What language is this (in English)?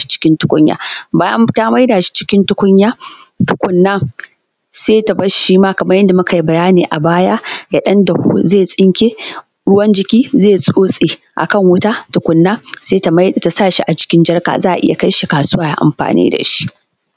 Hausa